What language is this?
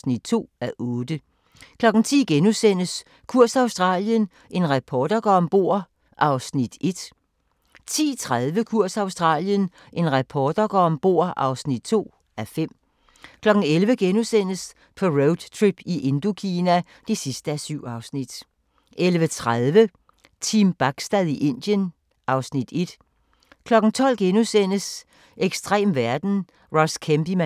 Danish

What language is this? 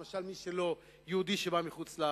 Hebrew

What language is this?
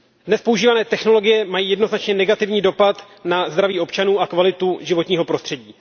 Czech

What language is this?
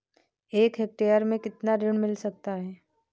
Hindi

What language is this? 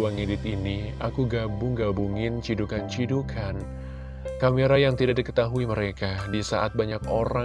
Indonesian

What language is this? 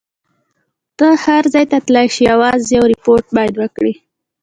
Pashto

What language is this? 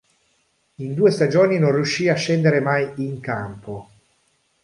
Italian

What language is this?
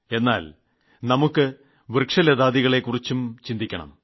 Malayalam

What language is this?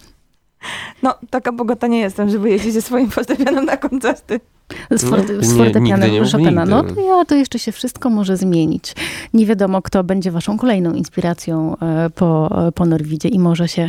Polish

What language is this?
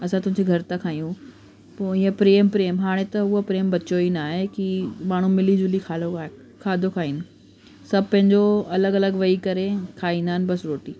Sindhi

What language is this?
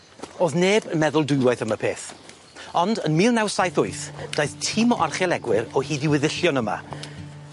Welsh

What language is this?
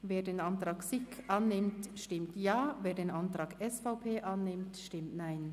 Swiss German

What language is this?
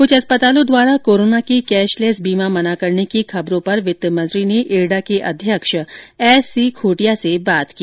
Hindi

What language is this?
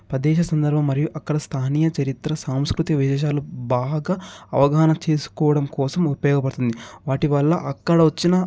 Telugu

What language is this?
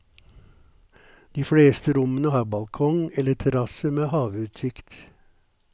Norwegian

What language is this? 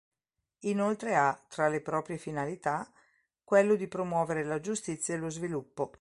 Italian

